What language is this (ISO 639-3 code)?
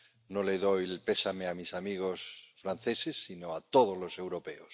spa